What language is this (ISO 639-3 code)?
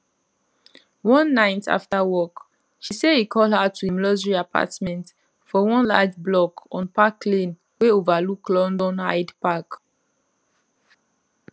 pcm